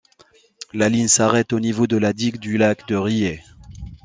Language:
French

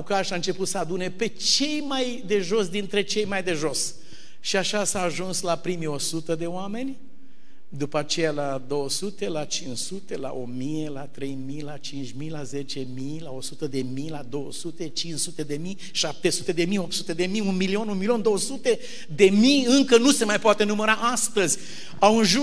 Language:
Romanian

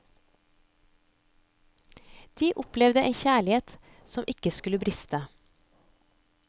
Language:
Norwegian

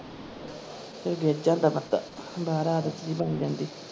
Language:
Punjabi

